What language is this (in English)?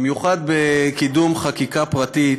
Hebrew